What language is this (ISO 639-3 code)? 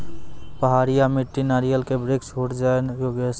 mai